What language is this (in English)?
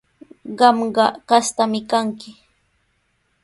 Sihuas Ancash Quechua